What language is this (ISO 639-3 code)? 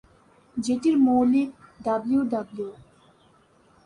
ben